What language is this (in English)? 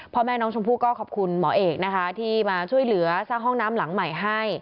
Thai